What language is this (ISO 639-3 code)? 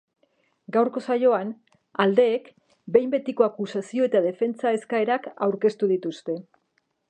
eus